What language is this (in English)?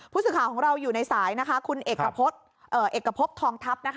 Thai